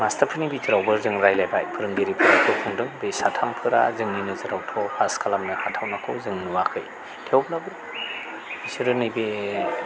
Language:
Bodo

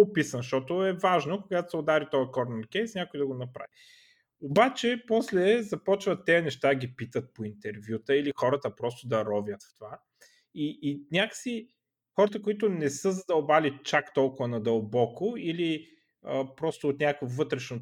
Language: Bulgarian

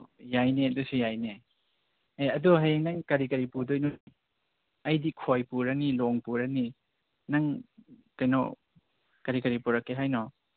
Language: Manipuri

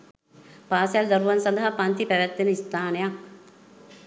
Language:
Sinhala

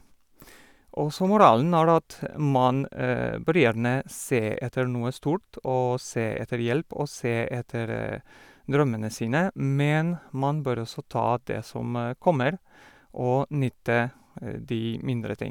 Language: Norwegian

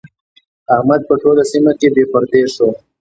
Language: Pashto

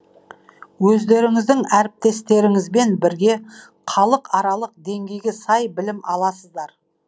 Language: Kazakh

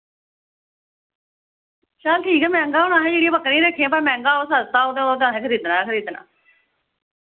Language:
Dogri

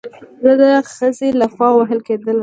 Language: Pashto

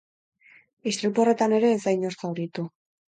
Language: Basque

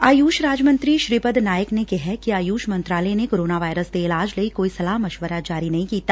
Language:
Punjabi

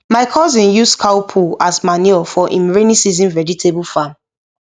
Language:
Nigerian Pidgin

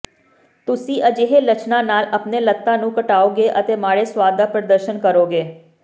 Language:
Punjabi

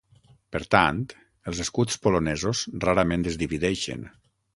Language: Catalan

